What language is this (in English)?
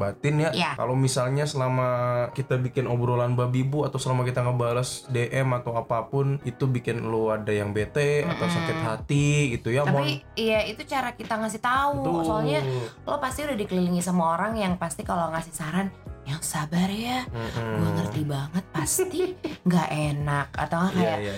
Indonesian